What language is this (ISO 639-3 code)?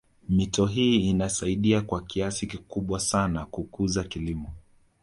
swa